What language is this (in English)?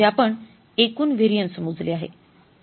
Marathi